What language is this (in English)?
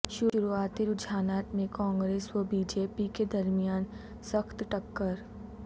Urdu